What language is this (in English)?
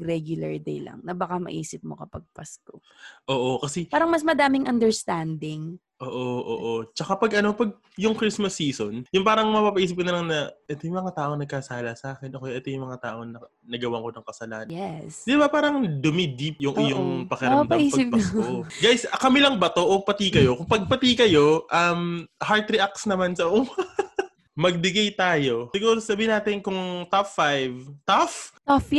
Filipino